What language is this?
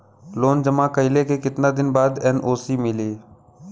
Bhojpuri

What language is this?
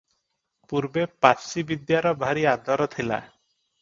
Odia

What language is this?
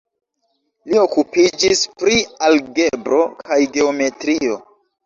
Esperanto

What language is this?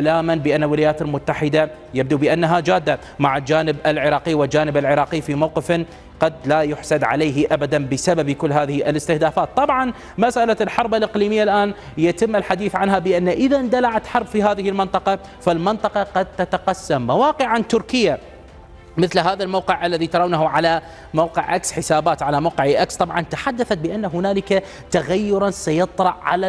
Arabic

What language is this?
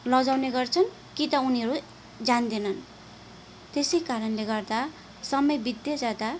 Nepali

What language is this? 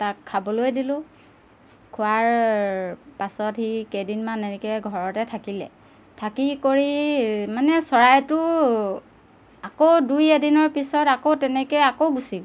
Assamese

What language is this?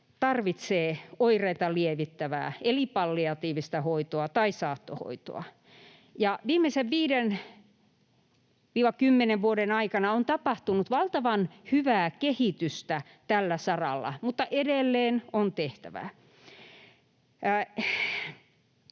Finnish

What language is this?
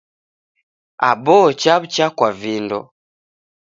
Taita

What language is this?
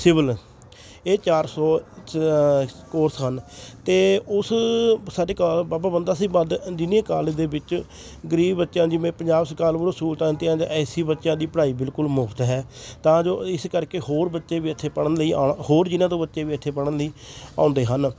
Punjabi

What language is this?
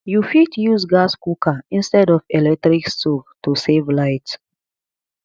Nigerian Pidgin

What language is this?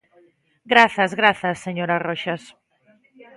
Galician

